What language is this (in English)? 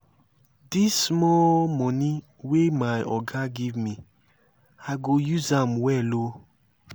Nigerian Pidgin